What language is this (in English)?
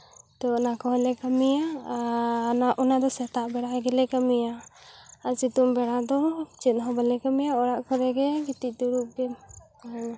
Santali